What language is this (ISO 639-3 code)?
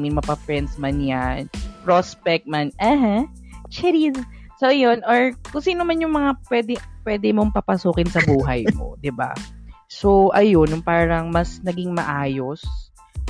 fil